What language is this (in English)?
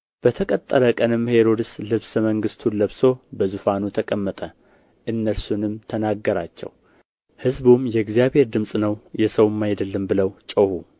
Amharic